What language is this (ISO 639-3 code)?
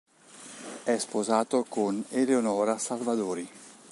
ita